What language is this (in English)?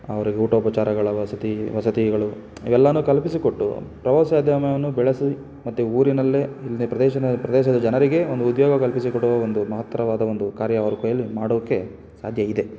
Kannada